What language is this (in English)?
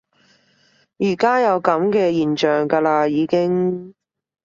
Cantonese